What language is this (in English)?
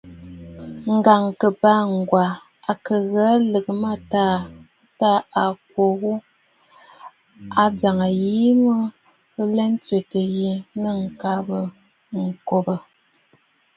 Bafut